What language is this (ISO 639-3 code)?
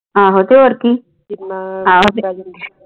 pan